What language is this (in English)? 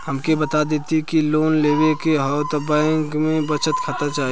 Bhojpuri